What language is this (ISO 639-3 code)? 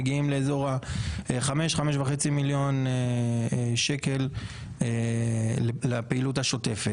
heb